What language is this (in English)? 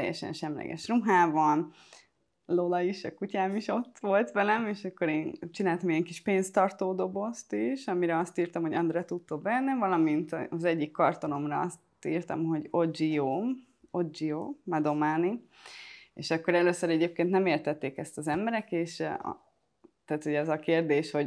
Hungarian